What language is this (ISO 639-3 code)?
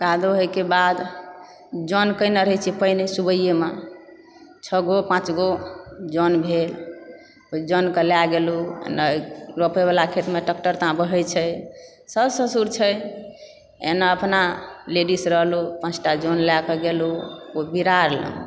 mai